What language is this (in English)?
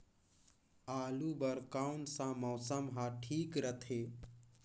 Chhattisgarhi